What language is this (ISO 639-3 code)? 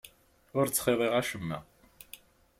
kab